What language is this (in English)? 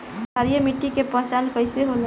Bhojpuri